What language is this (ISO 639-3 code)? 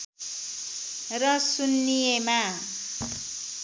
nep